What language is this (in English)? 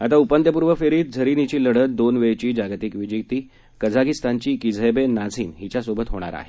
Marathi